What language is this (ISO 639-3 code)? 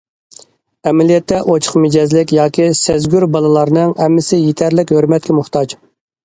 uig